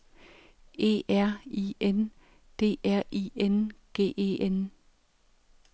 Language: Danish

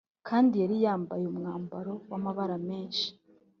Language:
Kinyarwanda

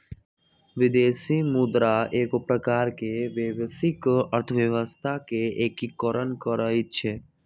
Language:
Magahi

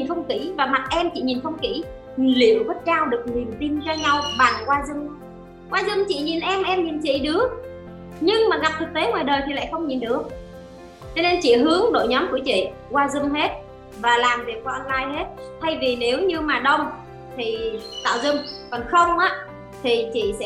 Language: Vietnamese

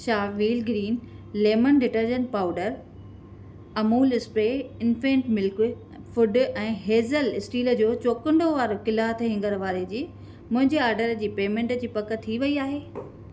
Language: Sindhi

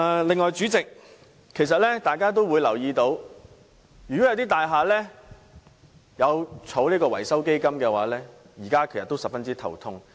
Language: Cantonese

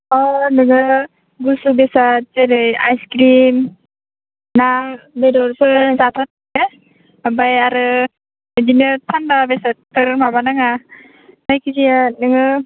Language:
Bodo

